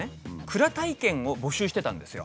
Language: Japanese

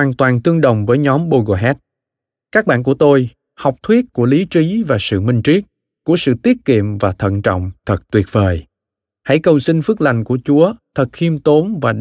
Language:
Vietnamese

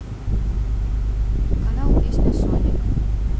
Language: Russian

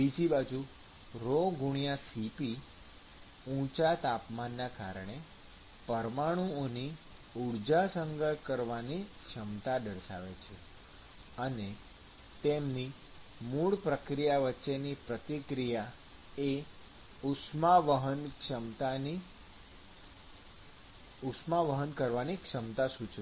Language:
Gujarati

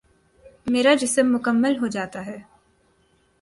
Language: Urdu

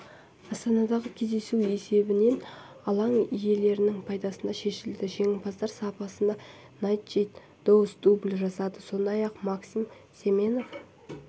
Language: Kazakh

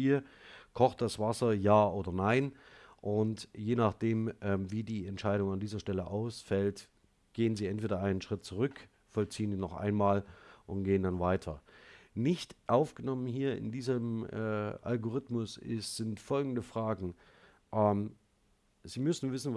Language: German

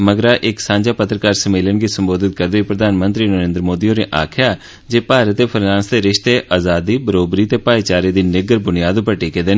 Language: Dogri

